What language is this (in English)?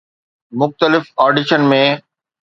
Sindhi